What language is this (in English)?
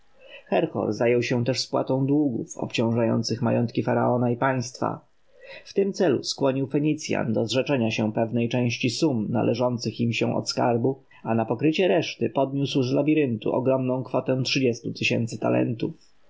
Polish